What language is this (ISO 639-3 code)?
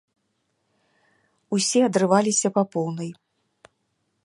bel